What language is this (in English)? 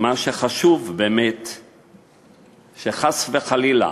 Hebrew